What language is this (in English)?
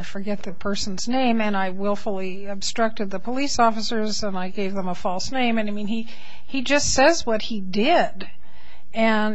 English